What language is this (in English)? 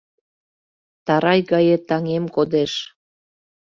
Mari